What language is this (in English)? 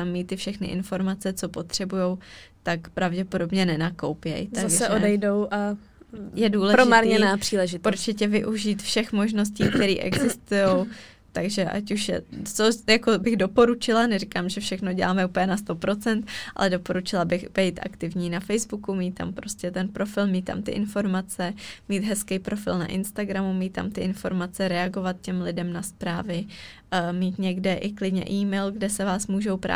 Czech